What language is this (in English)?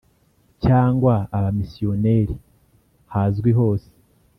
Kinyarwanda